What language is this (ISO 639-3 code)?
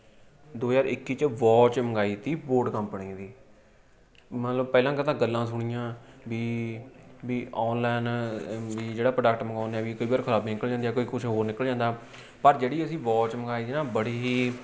pan